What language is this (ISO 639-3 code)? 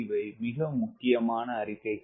tam